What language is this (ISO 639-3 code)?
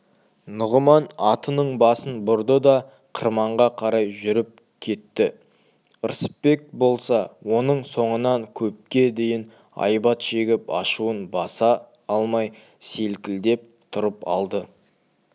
kaz